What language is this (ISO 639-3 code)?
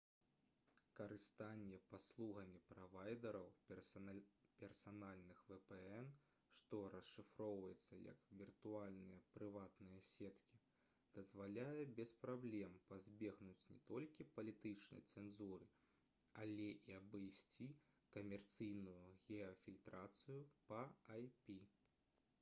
bel